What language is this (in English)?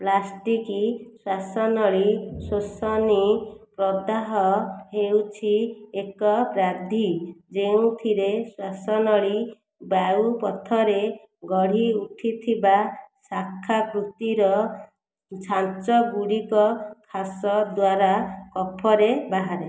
Odia